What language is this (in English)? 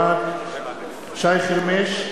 Hebrew